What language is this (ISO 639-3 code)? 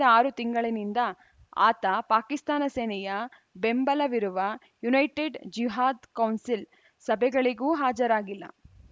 kan